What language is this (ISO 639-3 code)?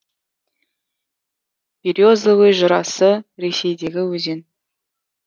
kaz